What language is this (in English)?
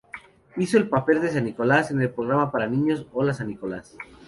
Spanish